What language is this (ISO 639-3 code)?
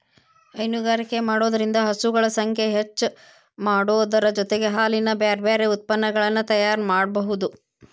kan